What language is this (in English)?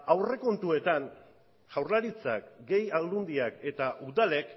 Basque